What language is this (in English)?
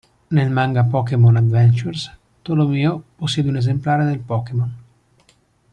Italian